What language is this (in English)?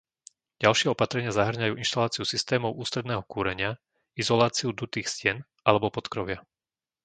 Slovak